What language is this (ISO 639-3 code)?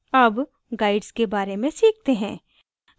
hin